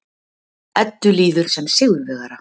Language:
Icelandic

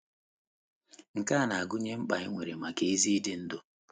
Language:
Igbo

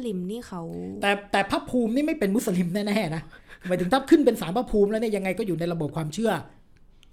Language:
Thai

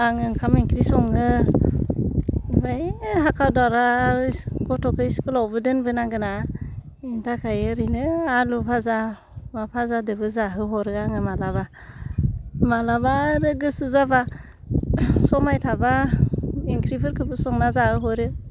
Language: Bodo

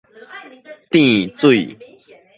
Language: Min Nan Chinese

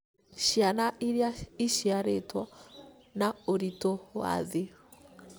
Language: Kikuyu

